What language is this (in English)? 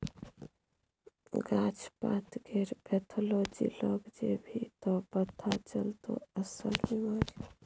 Maithili